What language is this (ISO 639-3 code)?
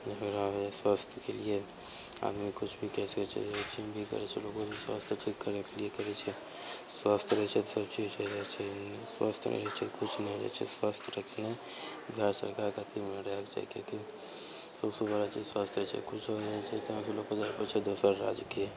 mai